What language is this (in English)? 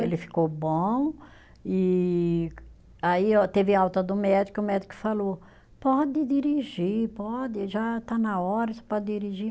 Portuguese